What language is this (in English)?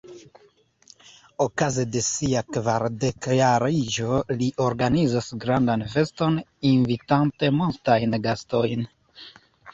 Esperanto